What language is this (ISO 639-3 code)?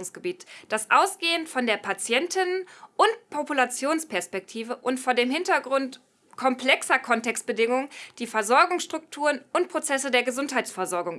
deu